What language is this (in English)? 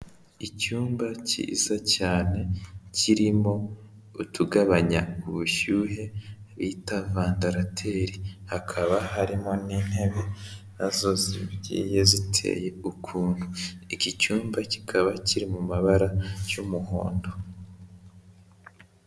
Kinyarwanda